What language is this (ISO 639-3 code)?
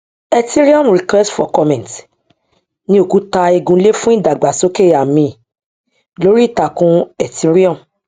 yor